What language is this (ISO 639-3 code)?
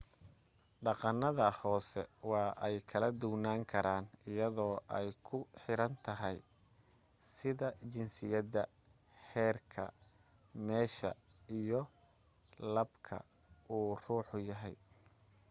som